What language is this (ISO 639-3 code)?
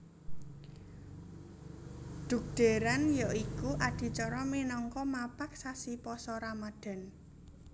jav